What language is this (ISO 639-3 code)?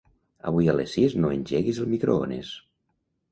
cat